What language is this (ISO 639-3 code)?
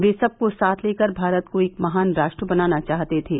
hin